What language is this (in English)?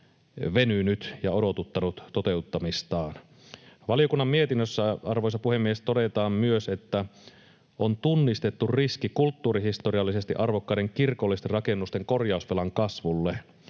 Finnish